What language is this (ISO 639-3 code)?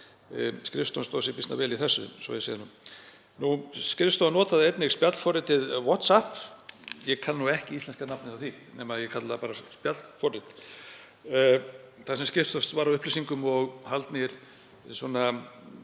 isl